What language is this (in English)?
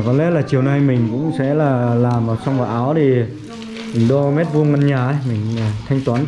Vietnamese